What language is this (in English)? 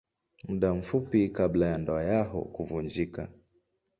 Swahili